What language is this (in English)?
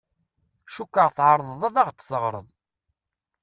Kabyle